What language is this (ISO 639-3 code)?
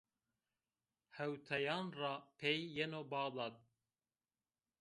zza